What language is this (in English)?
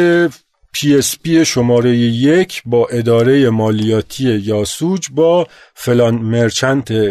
Persian